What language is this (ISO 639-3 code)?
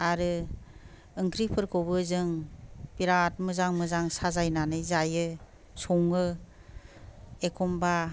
brx